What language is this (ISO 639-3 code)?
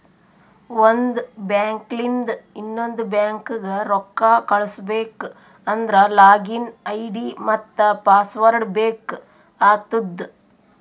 kan